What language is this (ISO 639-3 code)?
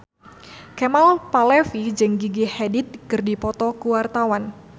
sun